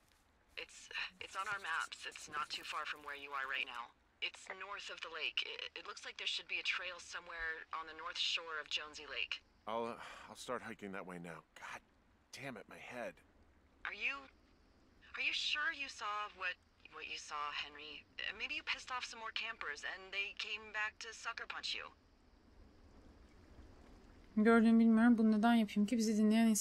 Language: Turkish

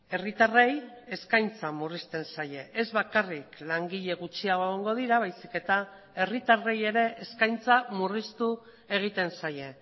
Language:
Basque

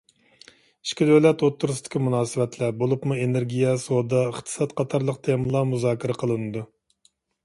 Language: Uyghur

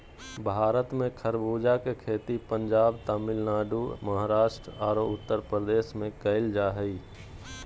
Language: Magahi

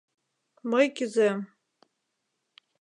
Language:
Mari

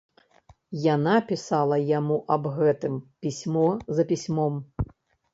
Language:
Belarusian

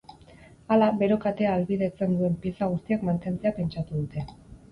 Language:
Basque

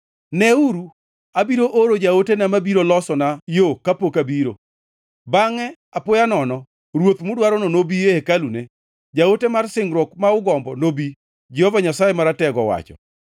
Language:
Luo (Kenya and Tanzania)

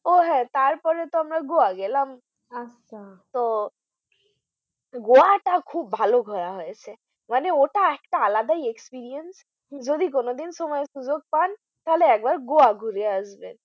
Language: Bangla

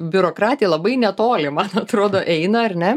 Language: Lithuanian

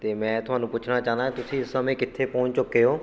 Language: Punjabi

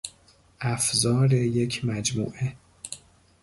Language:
Persian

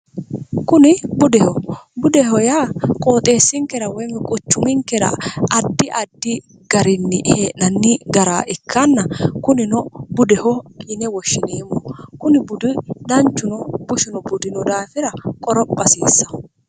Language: Sidamo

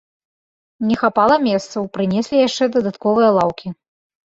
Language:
Belarusian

